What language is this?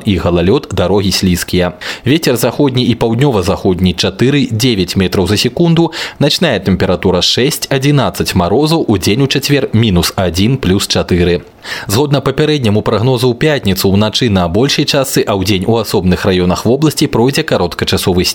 Russian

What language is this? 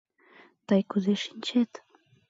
Mari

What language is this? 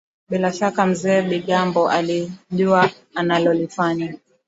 Swahili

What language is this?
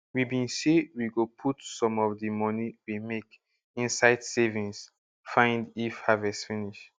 Nigerian Pidgin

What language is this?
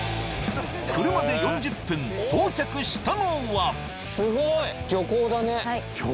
Japanese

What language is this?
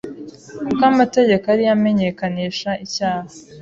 Kinyarwanda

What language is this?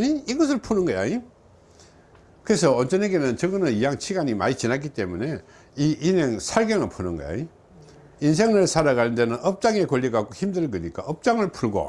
Korean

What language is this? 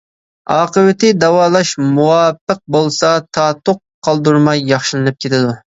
Uyghur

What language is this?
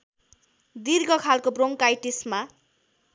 Nepali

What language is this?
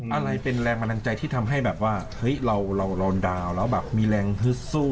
Thai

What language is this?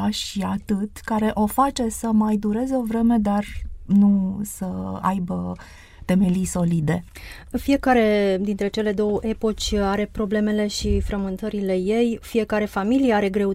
Romanian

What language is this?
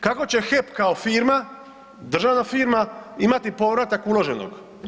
Croatian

